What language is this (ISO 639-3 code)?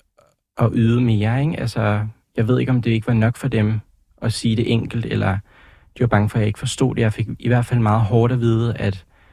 dan